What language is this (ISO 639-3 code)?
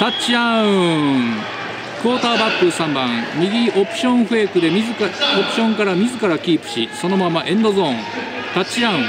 jpn